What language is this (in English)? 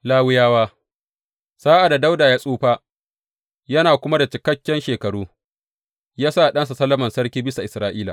Hausa